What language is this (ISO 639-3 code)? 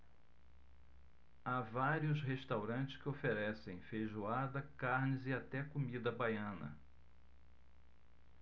por